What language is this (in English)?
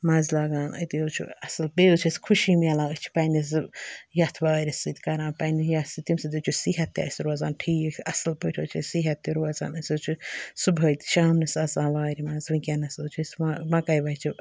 Kashmiri